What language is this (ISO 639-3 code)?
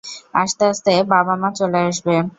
ben